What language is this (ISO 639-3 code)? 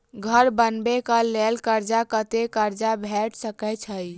mai